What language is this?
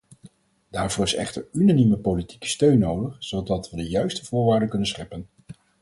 Dutch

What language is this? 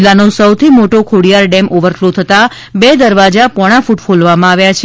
Gujarati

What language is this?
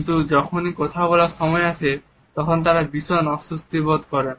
Bangla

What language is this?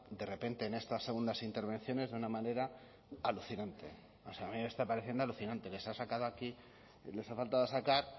Spanish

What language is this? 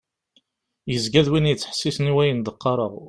Kabyle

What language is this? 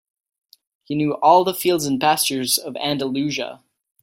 English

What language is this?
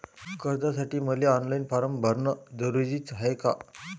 Marathi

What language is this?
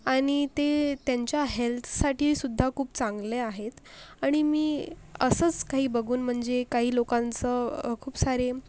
Marathi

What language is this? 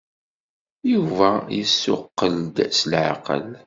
Kabyle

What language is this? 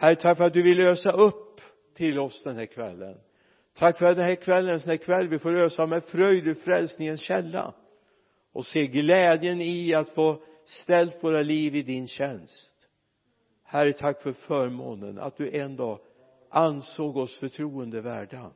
Swedish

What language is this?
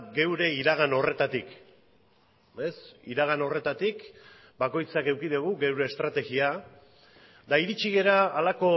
Basque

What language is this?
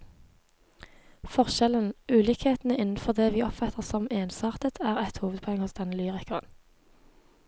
Norwegian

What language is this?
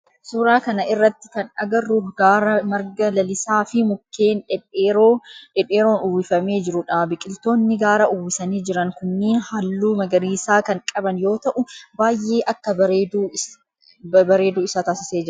Oromo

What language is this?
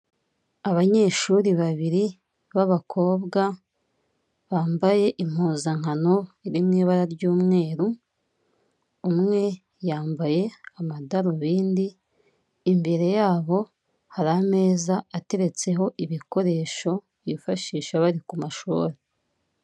Kinyarwanda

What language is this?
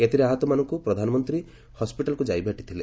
Odia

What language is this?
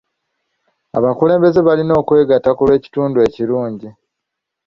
Ganda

